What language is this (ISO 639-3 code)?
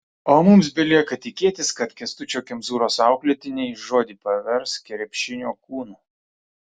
lit